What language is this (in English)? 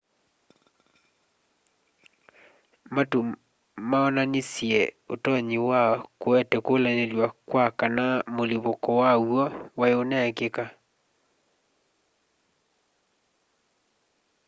Kamba